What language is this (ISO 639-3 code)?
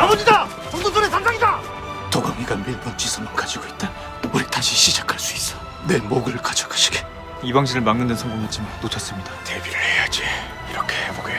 kor